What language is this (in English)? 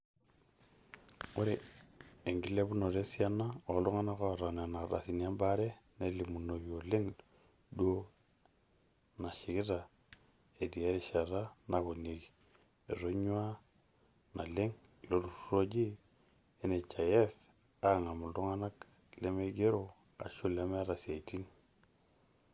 Masai